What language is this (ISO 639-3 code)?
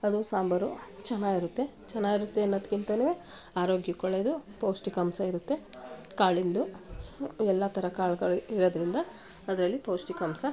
kan